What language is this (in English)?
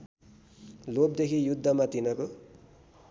Nepali